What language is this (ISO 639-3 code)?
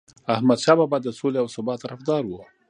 pus